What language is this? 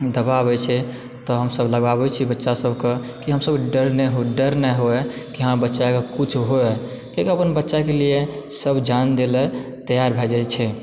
Maithili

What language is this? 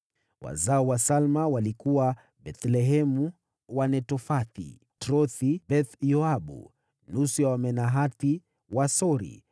Swahili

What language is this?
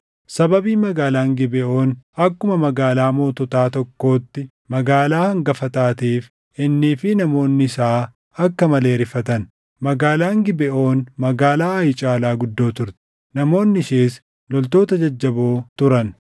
Oromo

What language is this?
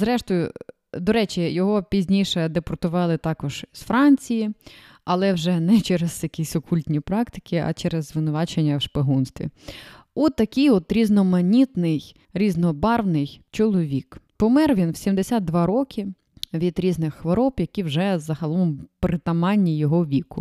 Ukrainian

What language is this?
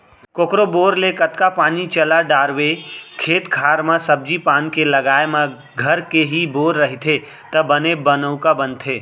Chhattisgarhi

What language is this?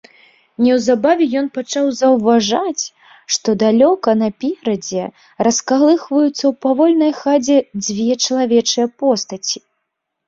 Belarusian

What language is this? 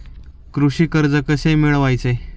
Marathi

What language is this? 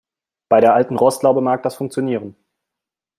German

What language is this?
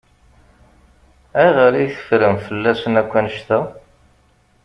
Kabyle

